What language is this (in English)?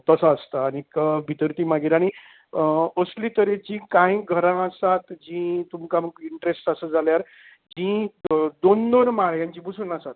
Konkani